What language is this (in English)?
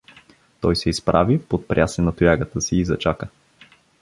Bulgarian